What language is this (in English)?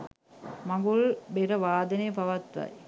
Sinhala